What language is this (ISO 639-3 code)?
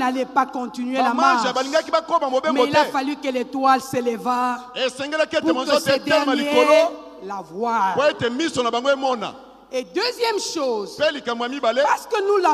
fra